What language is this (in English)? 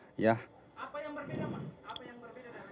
Indonesian